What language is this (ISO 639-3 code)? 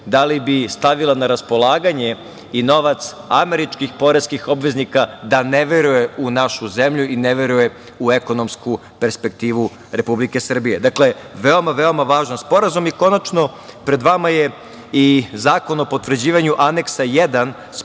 srp